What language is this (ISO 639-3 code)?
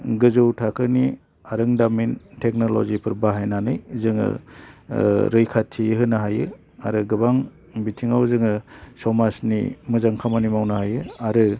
brx